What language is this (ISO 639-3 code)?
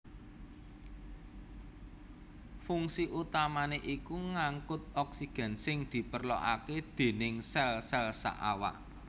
jav